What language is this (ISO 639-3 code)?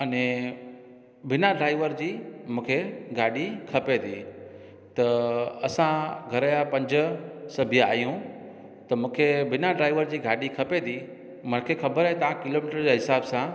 snd